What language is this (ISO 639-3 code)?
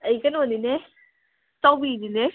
mni